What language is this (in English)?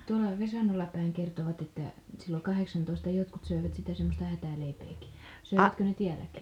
Finnish